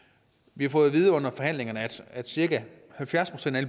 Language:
Danish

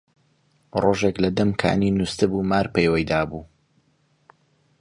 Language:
Central Kurdish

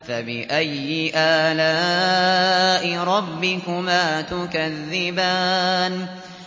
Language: Arabic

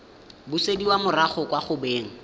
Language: Tswana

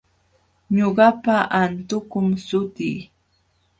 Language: Jauja Wanca Quechua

